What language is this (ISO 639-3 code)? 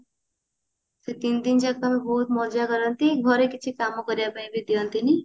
ori